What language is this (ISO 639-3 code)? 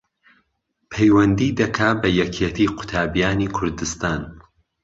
ckb